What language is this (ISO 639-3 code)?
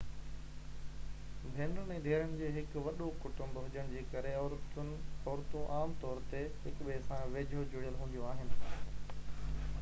snd